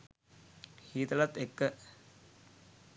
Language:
Sinhala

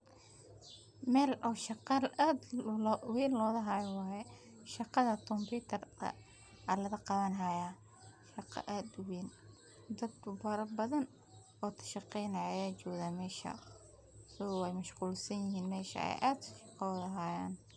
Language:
Somali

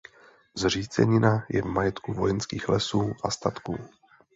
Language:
Czech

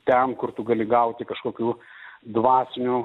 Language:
Lithuanian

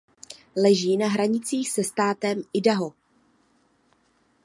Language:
Czech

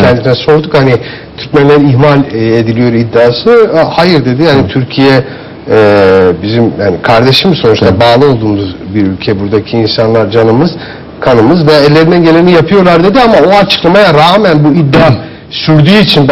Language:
Turkish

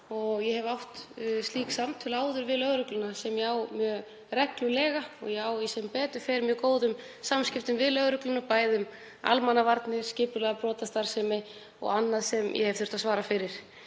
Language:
Icelandic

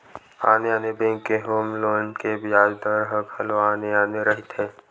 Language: Chhattisgarhi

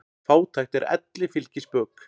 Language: Icelandic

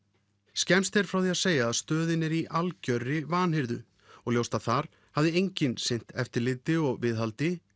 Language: Icelandic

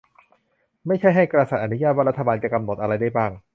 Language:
Thai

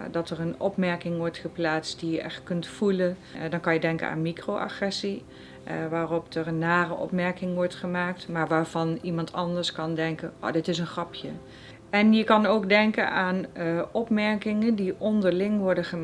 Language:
Dutch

